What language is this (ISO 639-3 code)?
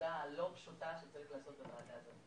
heb